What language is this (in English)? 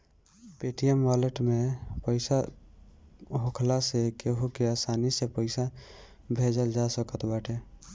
Bhojpuri